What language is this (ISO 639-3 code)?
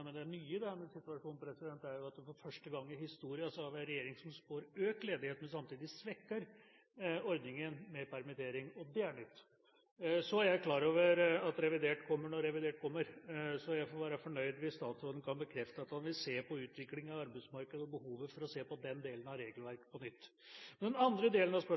nob